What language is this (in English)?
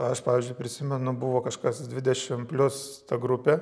Lithuanian